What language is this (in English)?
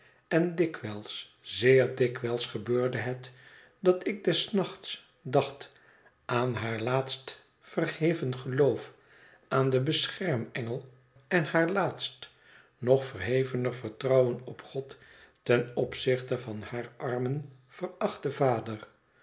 Dutch